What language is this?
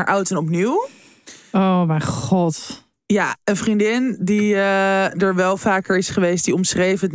Dutch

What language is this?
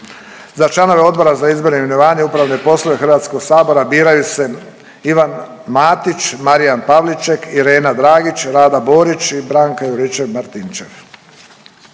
Croatian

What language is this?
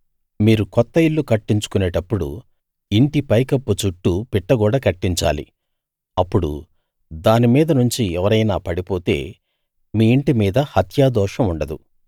Telugu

